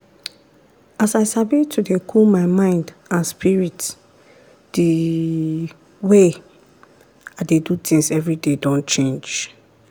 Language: Nigerian Pidgin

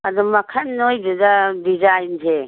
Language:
Manipuri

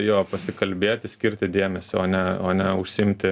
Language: Lithuanian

